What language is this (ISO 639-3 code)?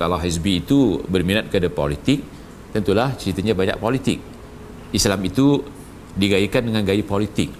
msa